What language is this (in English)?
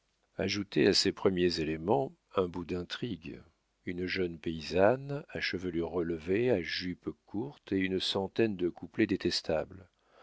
French